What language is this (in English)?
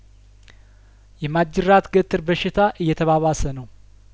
Amharic